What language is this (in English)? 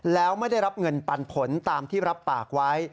Thai